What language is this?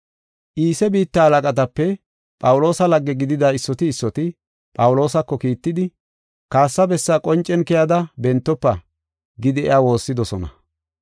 Gofa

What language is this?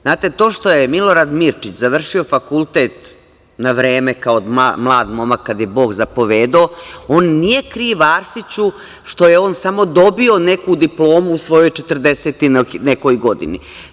Serbian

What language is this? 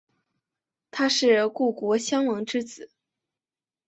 Chinese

